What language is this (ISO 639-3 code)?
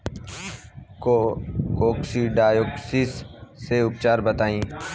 bho